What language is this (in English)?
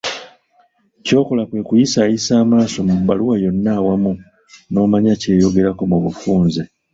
Ganda